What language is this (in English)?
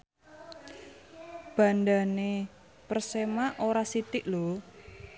Javanese